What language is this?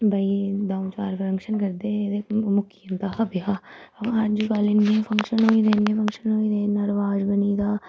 Dogri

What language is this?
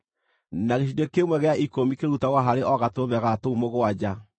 Kikuyu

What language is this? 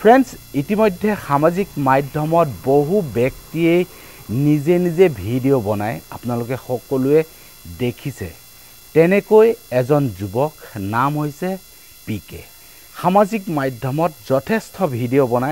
Bangla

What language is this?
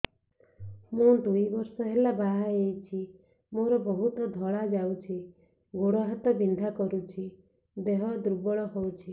Odia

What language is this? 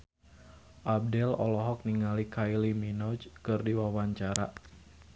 Sundanese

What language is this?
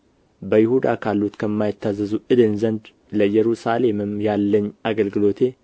Amharic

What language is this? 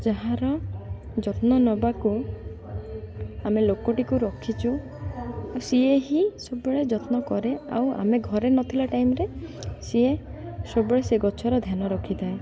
Odia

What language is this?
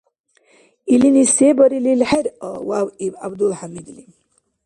Dargwa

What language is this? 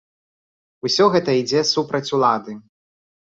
Belarusian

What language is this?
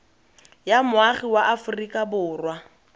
Tswana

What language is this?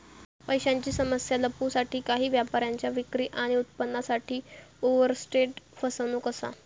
Marathi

